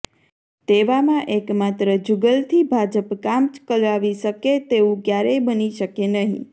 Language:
Gujarati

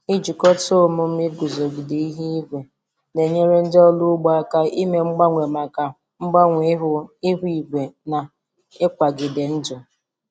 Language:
Igbo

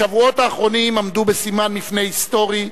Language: Hebrew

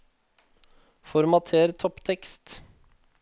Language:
Norwegian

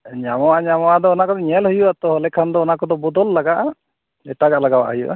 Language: Santali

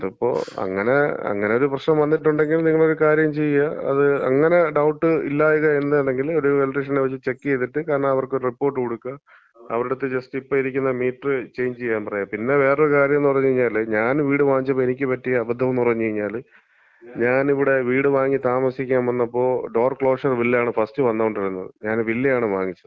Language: Malayalam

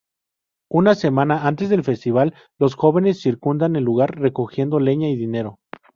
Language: Spanish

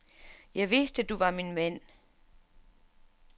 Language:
Danish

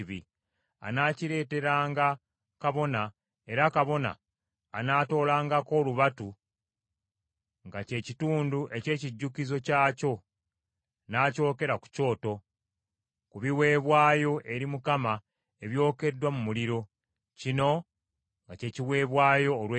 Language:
Ganda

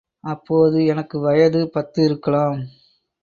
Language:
Tamil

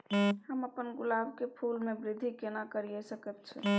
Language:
Maithili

